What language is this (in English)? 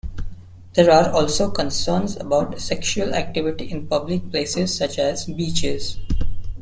English